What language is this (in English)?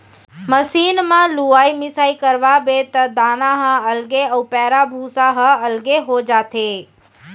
Chhattisgarhi